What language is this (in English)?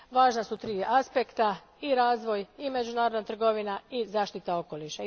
Croatian